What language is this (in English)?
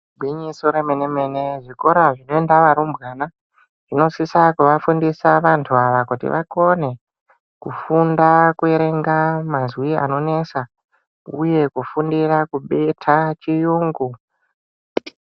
Ndau